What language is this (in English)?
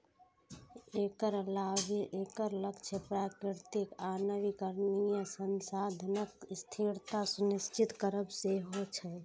Maithili